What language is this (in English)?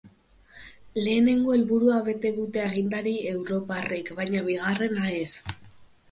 Basque